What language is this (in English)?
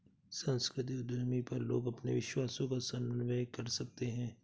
Hindi